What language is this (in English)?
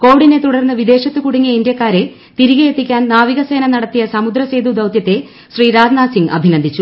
Malayalam